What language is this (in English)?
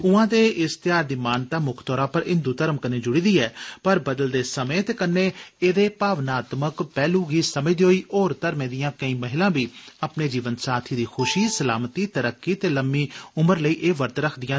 Dogri